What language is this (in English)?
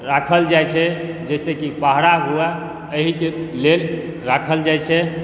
Maithili